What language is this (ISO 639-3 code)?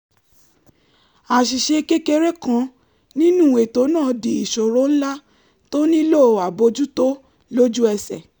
yor